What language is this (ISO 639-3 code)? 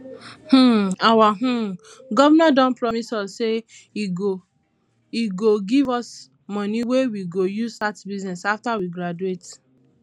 pcm